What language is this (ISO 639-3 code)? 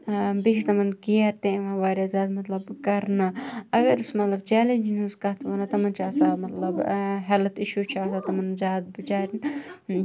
kas